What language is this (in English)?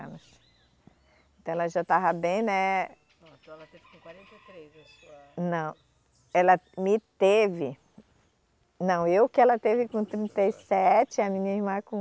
Portuguese